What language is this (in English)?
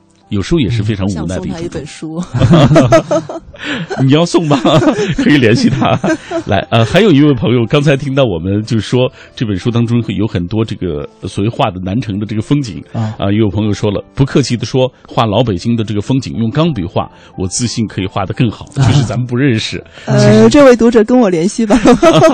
Chinese